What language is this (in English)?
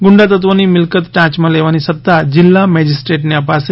Gujarati